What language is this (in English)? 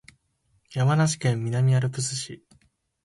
Japanese